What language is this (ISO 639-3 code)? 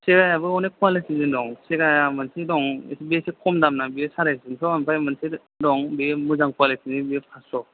brx